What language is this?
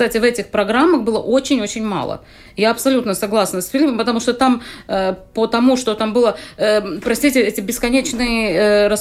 Russian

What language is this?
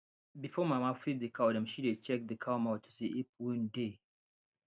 Nigerian Pidgin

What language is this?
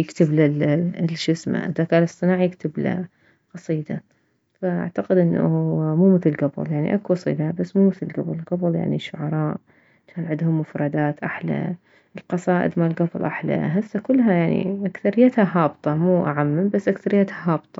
Mesopotamian Arabic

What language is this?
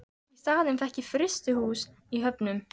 Icelandic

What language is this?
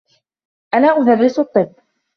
Arabic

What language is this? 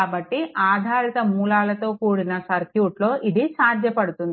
Telugu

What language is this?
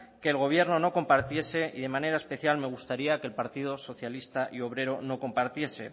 Spanish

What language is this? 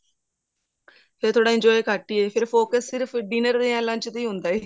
Punjabi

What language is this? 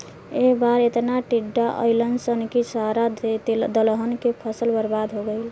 Bhojpuri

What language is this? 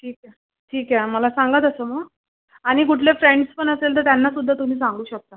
Marathi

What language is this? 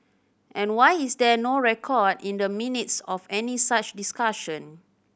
English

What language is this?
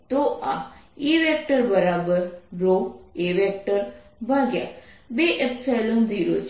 Gujarati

